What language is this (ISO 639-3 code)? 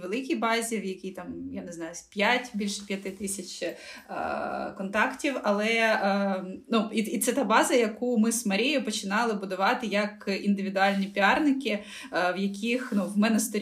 ukr